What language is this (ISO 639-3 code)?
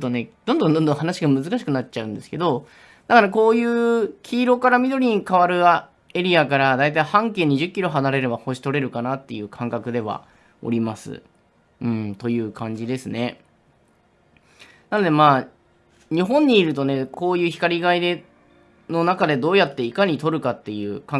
jpn